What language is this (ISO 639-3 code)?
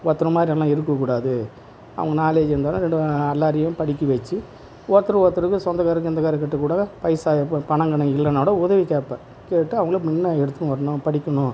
tam